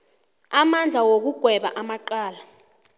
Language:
South Ndebele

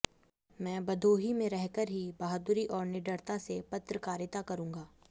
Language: Hindi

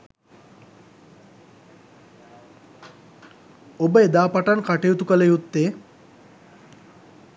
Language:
Sinhala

